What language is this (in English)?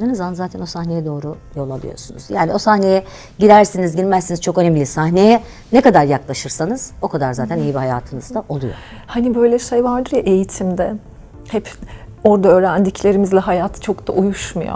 Turkish